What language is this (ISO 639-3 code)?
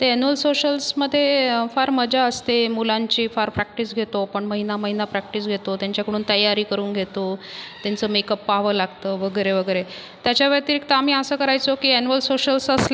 mar